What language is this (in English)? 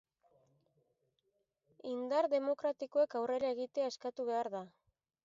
Basque